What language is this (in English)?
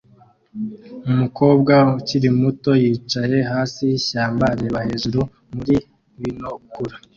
Kinyarwanda